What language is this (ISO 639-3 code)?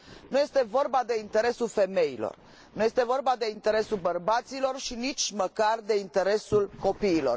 ron